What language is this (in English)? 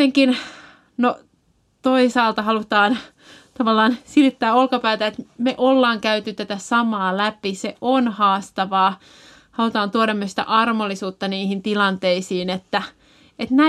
Finnish